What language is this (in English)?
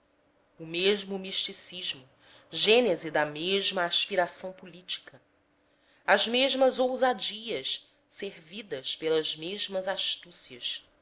Portuguese